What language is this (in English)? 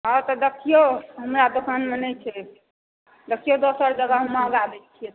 Maithili